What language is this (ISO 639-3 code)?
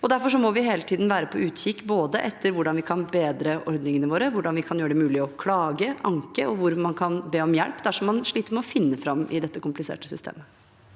nor